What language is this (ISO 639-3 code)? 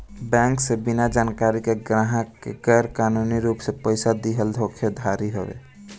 bho